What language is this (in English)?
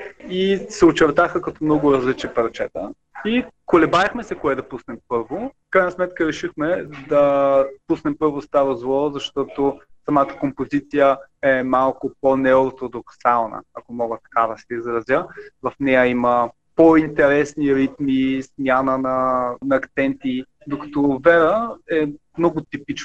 Bulgarian